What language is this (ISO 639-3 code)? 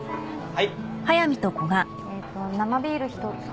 jpn